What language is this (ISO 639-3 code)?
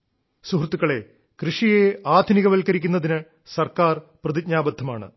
mal